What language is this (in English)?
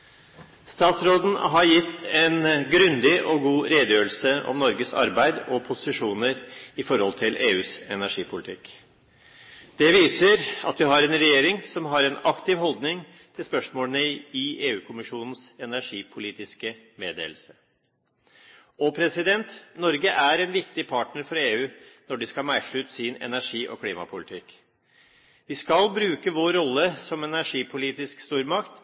Norwegian Bokmål